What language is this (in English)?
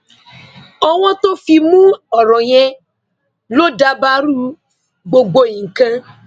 Yoruba